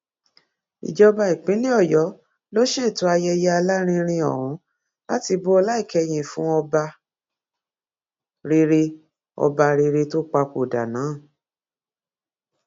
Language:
Yoruba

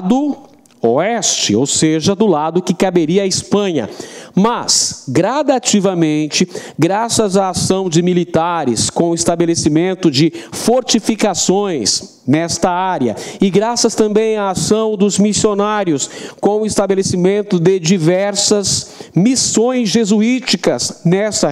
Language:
Portuguese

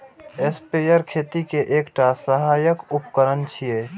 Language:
Maithili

